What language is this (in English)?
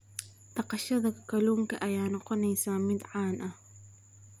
Somali